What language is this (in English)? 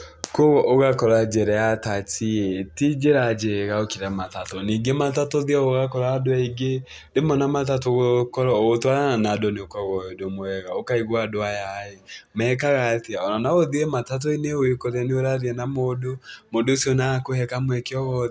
Kikuyu